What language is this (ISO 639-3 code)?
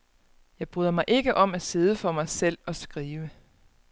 dan